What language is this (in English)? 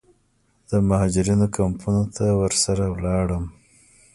Pashto